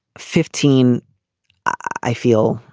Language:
English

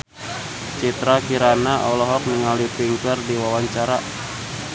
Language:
Sundanese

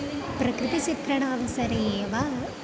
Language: Sanskrit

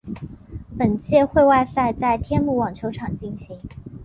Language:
Chinese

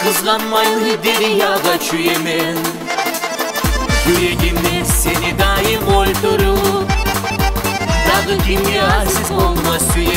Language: Turkish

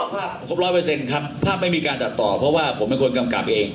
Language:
Thai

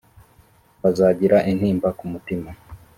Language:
Kinyarwanda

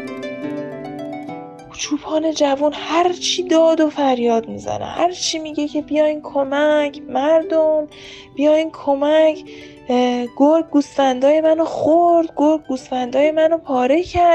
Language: Persian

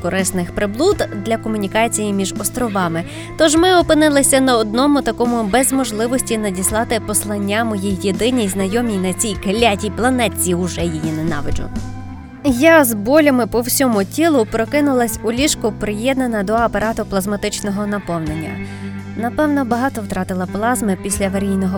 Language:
Ukrainian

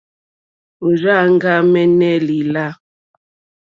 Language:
Mokpwe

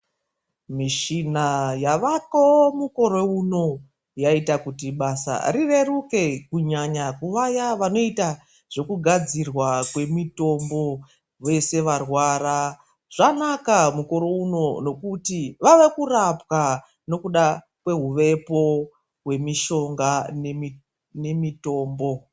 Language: Ndau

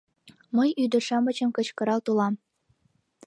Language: Mari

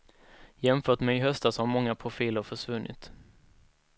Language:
Swedish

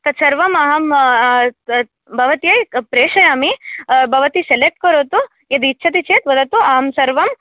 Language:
Sanskrit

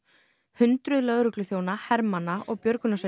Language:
Icelandic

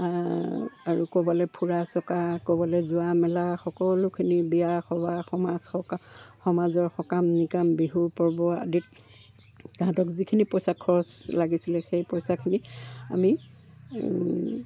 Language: Assamese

